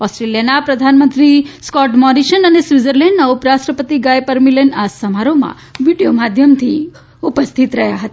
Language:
Gujarati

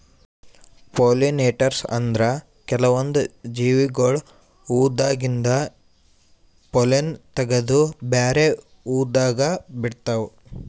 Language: Kannada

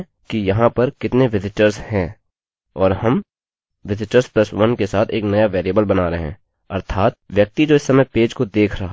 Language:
Hindi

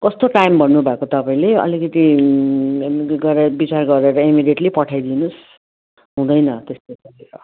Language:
Nepali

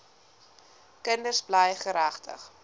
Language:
Afrikaans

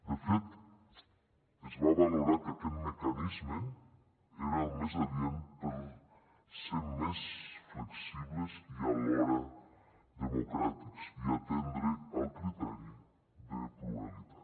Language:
Catalan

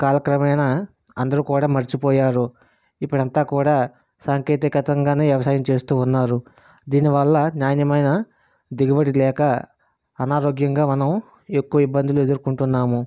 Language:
Telugu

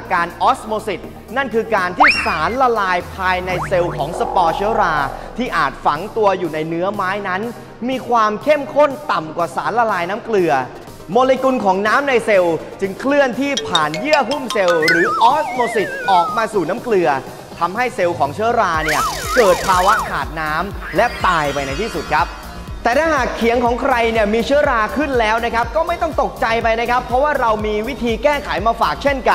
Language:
Thai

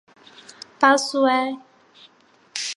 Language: Chinese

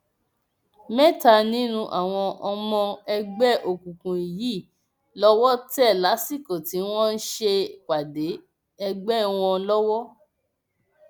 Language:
Yoruba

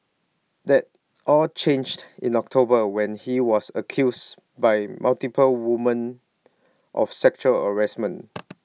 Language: English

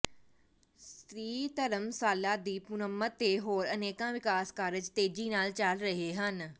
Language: Punjabi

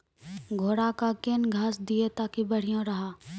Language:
Maithili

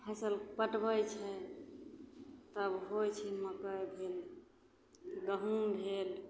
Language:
Maithili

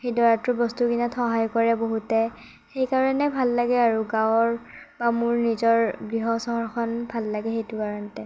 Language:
Assamese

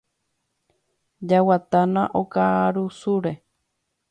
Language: Guarani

